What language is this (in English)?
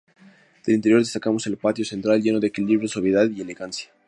Spanish